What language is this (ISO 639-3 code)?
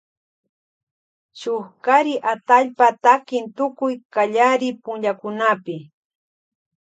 qvj